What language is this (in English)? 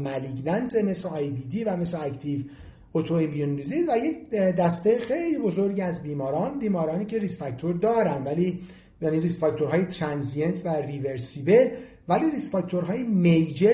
Persian